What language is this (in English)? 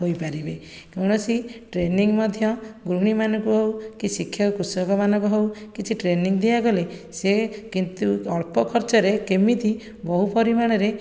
Odia